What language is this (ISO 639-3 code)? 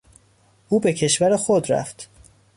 fas